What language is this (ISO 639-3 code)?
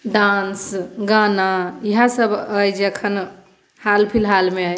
mai